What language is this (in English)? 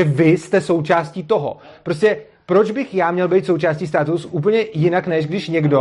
Czech